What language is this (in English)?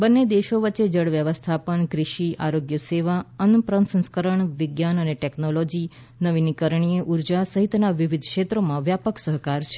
Gujarati